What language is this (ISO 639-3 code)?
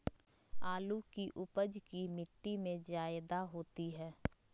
mag